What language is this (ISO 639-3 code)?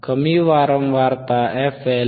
mar